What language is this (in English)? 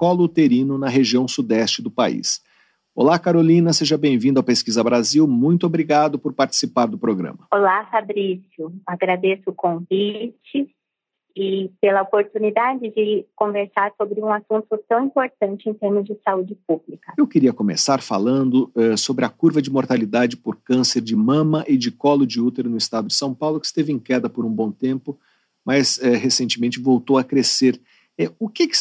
Portuguese